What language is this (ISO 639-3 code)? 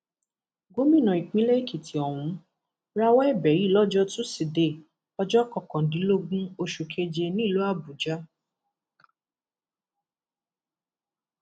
yor